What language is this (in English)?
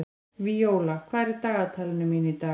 Icelandic